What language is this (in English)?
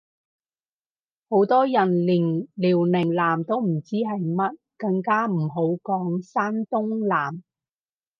Cantonese